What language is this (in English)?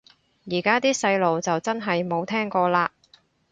Cantonese